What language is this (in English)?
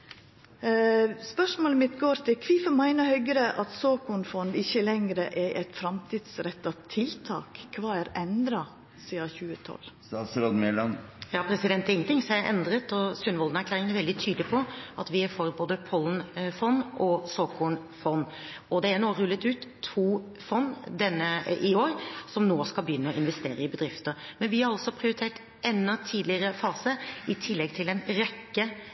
Norwegian